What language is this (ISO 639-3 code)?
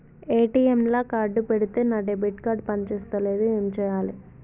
tel